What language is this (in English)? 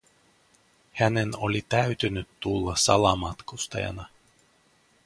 Finnish